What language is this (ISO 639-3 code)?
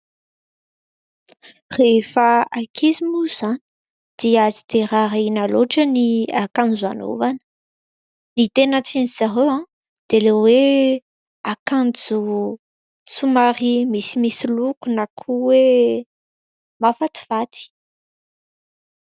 mlg